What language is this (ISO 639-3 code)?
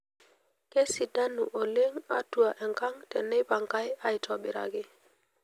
mas